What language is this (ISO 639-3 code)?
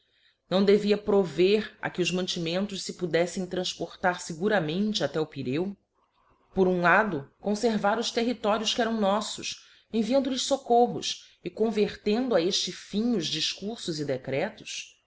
por